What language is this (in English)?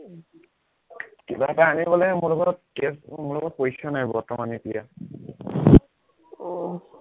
Assamese